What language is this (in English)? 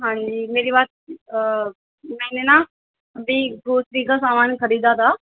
Urdu